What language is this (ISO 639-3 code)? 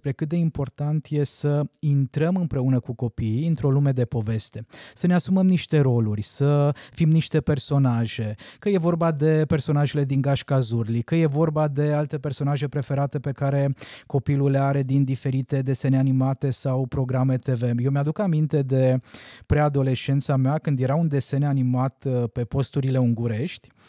ron